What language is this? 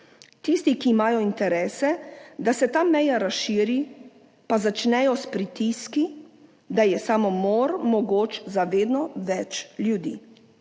Slovenian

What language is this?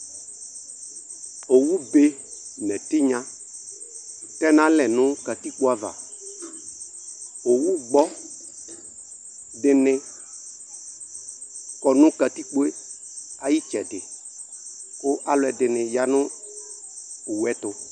Ikposo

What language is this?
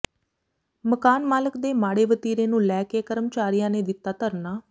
Punjabi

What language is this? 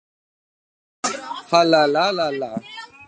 Slovenian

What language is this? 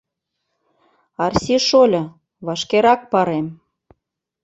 Mari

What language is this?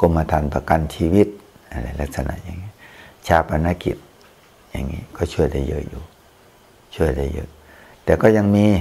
Thai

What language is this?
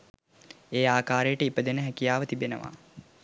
Sinhala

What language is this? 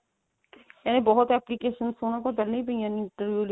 Punjabi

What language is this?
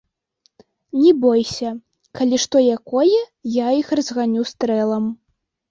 Belarusian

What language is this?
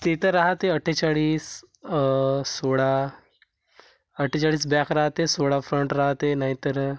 Marathi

